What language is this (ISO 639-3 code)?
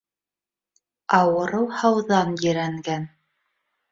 bak